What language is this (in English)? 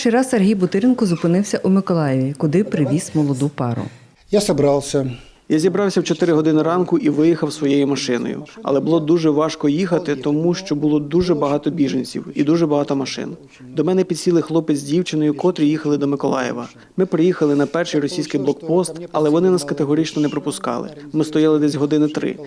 Ukrainian